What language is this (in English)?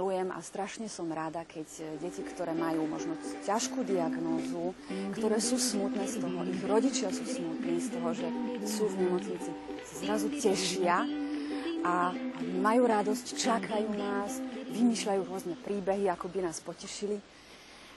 Slovak